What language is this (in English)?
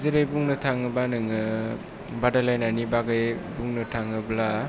Bodo